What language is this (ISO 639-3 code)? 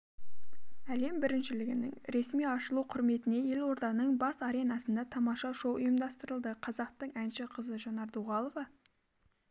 kaz